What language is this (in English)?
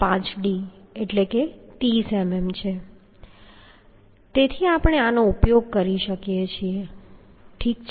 Gujarati